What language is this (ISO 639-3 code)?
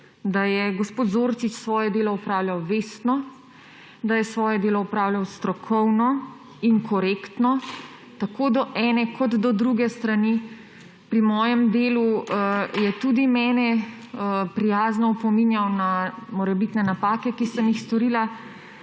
slv